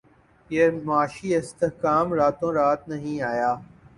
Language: Urdu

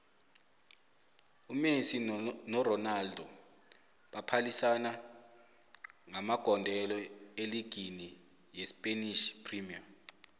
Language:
South Ndebele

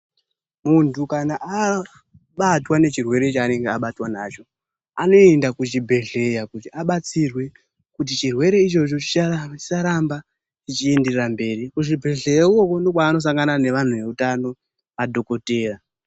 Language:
Ndau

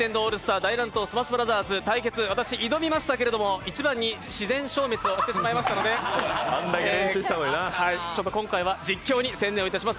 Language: Japanese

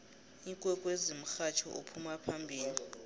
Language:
South Ndebele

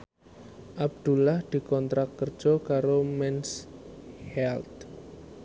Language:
Javanese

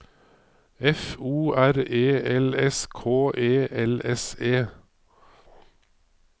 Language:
Norwegian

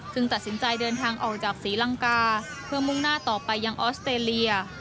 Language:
Thai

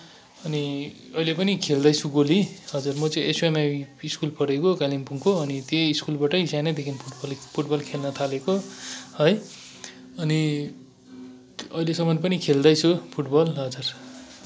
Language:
Nepali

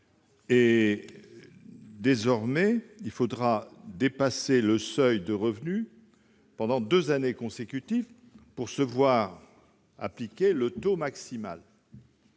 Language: French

